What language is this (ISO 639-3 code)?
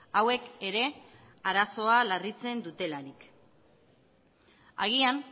eus